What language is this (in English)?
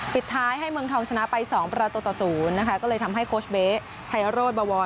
Thai